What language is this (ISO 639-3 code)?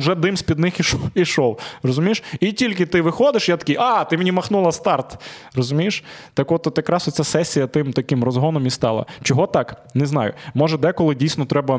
ukr